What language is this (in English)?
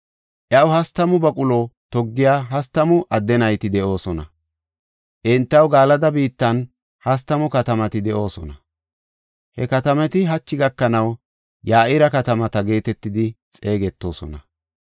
Gofa